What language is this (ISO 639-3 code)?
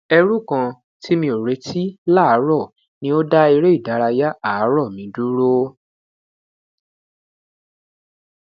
yor